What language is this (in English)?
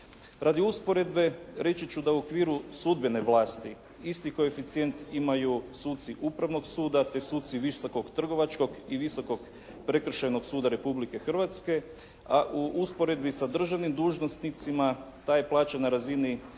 Croatian